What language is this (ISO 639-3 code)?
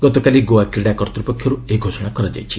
ori